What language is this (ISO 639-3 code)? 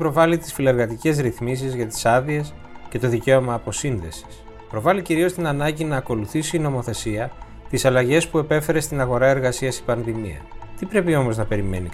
ell